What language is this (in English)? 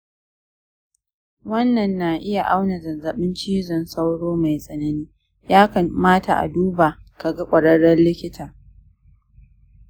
Hausa